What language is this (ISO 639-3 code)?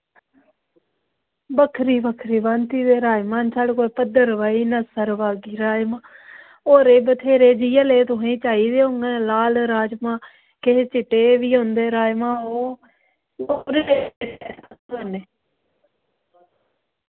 doi